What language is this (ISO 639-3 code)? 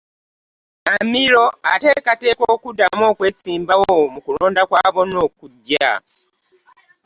lug